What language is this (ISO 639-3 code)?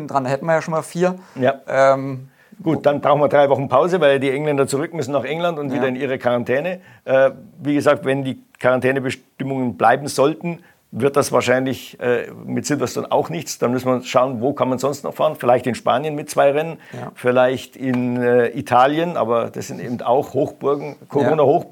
deu